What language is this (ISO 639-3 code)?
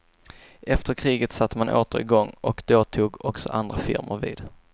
swe